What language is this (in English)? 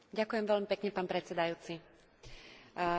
Slovak